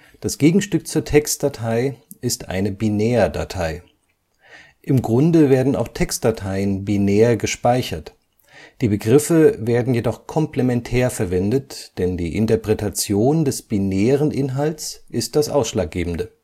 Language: German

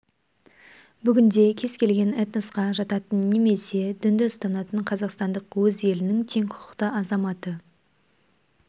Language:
Kazakh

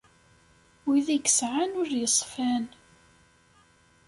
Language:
Kabyle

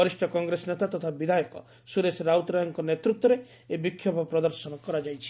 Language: Odia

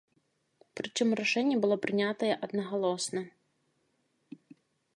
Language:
Belarusian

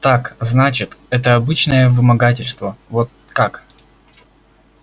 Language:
Russian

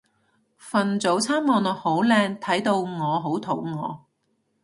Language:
Cantonese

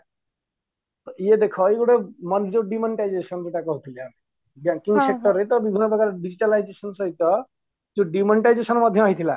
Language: Odia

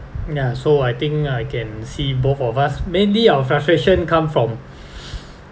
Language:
English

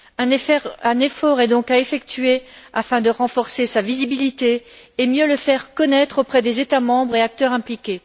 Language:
French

